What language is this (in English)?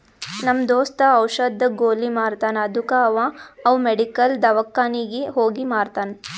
Kannada